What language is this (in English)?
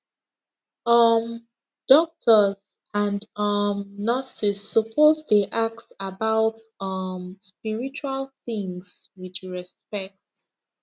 Nigerian Pidgin